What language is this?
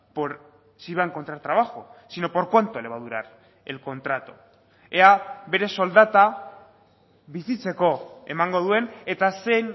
Spanish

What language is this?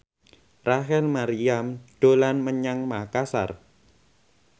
Javanese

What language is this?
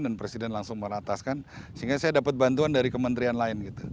Indonesian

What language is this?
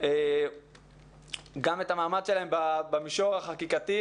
Hebrew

